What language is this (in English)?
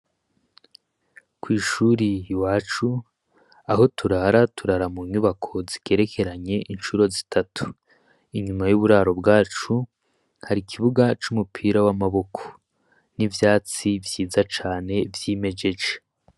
Rundi